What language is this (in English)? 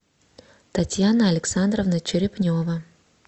Russian